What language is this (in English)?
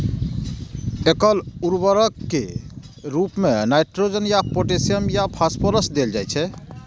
Maithili